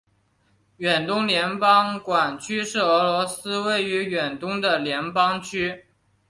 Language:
Chinese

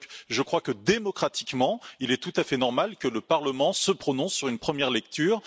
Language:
French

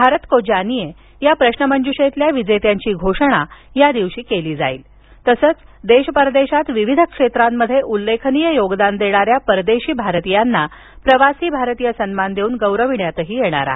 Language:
Marathi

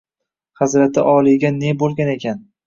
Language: Uzbek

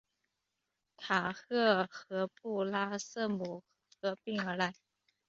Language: Chinese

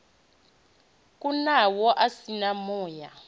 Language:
Venda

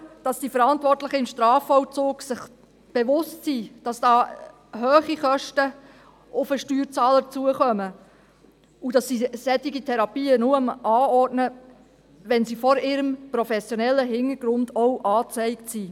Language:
Swiss German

